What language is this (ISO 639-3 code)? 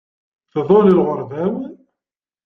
kab